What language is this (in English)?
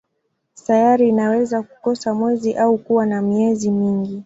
Swahili